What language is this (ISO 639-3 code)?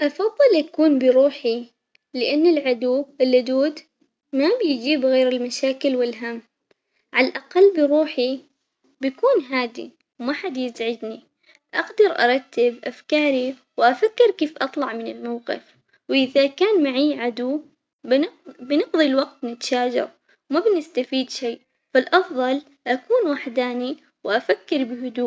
acx